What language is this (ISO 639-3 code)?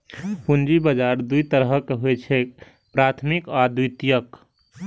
mai